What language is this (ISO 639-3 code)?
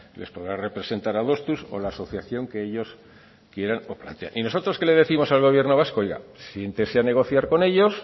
spa